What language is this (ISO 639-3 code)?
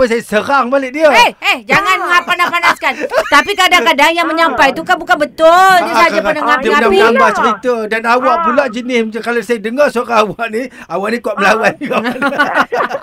msa